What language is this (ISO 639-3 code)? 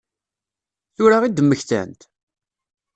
kab